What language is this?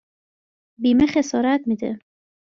Persian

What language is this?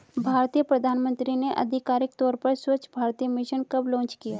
Hindi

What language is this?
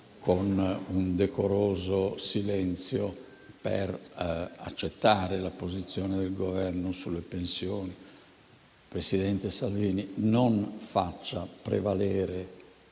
Italian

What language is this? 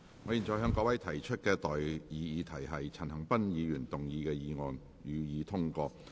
Cantonese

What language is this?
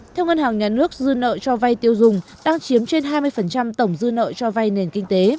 Vietnamese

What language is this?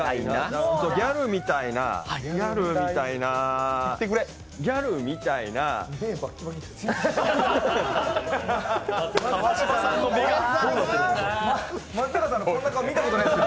Japanese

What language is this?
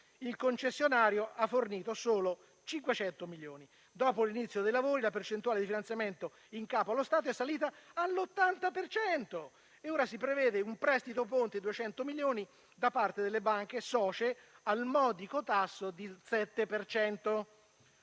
Italian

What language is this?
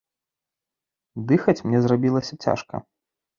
Belarusian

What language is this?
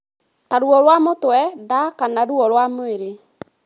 Kikuyu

